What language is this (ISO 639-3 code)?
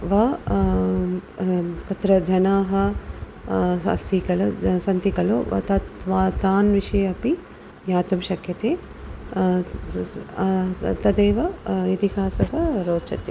san